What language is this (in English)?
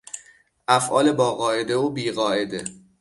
Persian